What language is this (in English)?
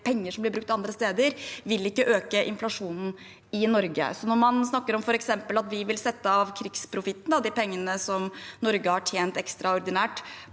Norwegian